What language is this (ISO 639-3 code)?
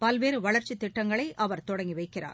tam